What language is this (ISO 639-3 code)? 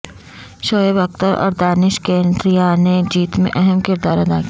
urd